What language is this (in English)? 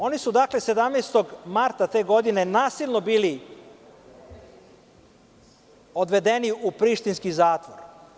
Serbian